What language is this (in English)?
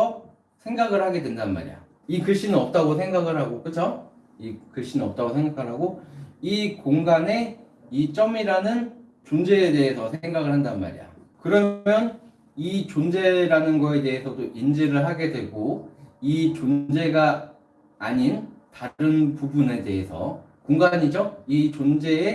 Korean